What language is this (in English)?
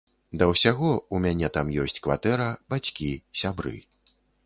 Belarusian